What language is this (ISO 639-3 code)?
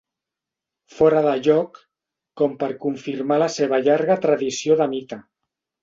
cat